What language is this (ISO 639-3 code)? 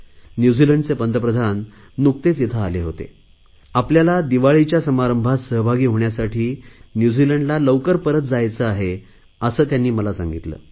mar